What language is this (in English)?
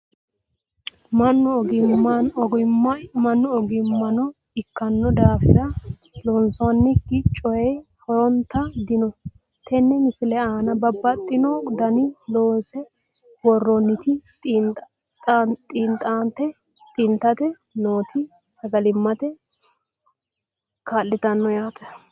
Sidamo